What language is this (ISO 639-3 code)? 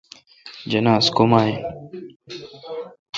xka